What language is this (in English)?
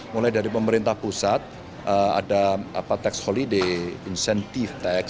Indonesian